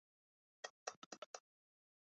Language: Chinese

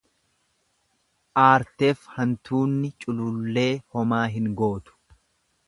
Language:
Oromo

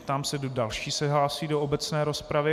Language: Czech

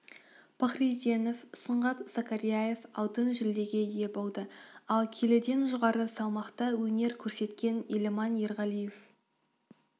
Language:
Kazakh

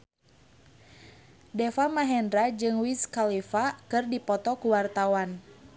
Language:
Sundanese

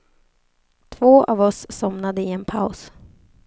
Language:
Swedish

